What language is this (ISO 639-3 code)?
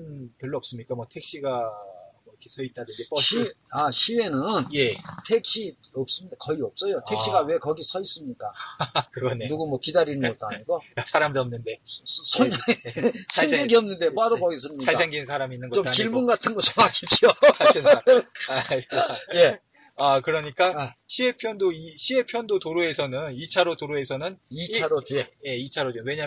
kor